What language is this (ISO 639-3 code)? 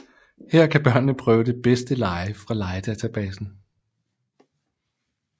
dan